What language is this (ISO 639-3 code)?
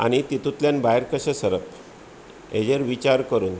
kok